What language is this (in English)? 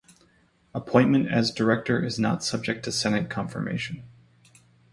English